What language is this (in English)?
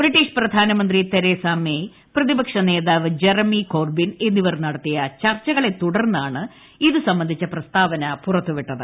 Malayalam